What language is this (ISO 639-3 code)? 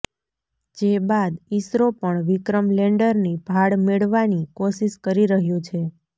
guj